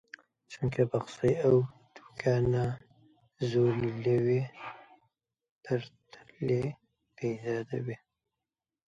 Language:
Central Kurdish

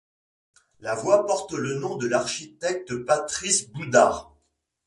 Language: French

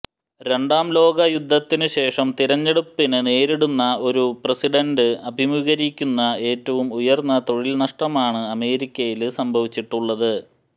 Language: Malayalam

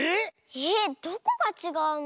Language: Japanese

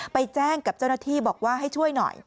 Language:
Thai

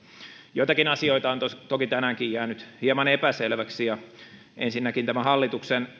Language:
Finnish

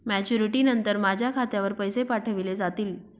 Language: Marathi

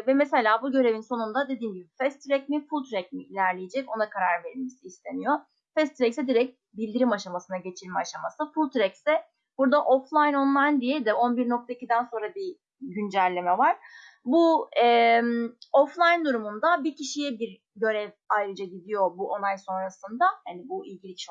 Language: Turkish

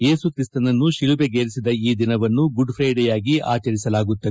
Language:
Kannada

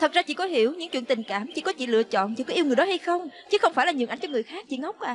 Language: Vietnamese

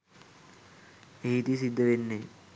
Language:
Sinhala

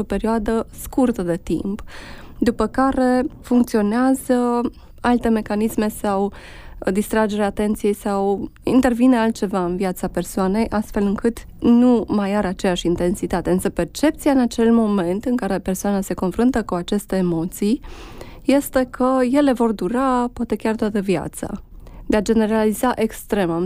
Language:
Romanian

